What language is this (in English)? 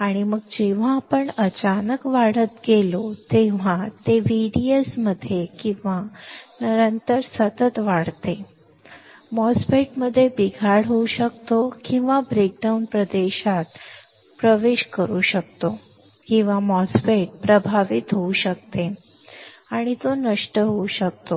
Marathi